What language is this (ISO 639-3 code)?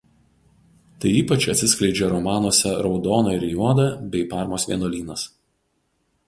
lit